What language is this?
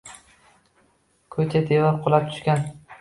Uzbek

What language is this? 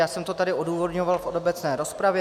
Czech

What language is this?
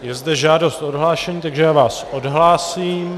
Czech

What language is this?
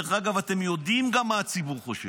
Hebrew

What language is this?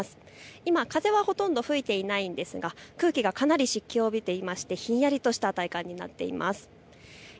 Japanese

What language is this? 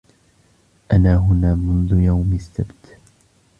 Arabic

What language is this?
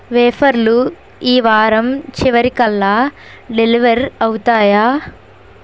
Telugu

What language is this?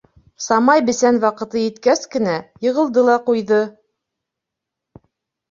Bashkir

